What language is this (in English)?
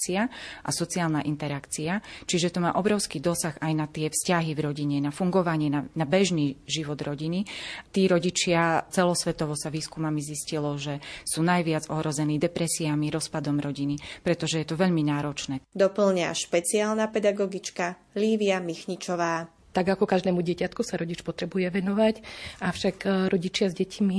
Slovak